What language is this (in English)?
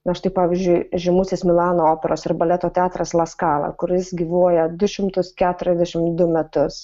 Lithuanian